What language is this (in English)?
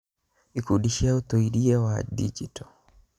Kikuyu